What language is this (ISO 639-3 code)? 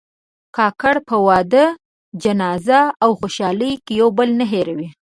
pus